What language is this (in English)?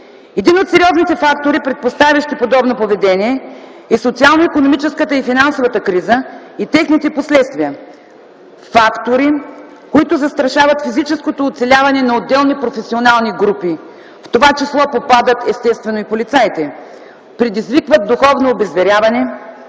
Bulgarian